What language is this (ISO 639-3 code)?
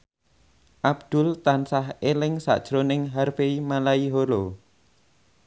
jav